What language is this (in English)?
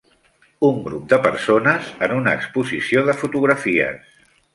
Catalan